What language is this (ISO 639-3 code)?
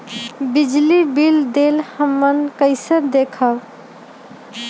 mag